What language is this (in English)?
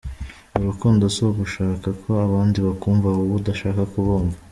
Kinyarwanda